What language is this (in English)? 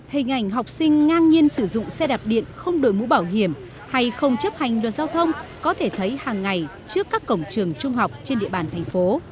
Vietnamese